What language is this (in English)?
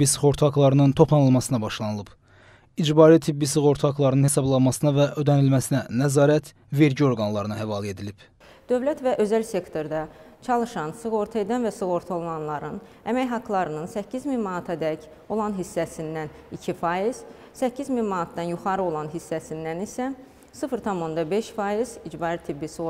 Turkish